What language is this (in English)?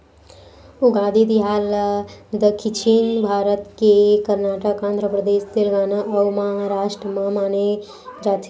Chhattisgarhi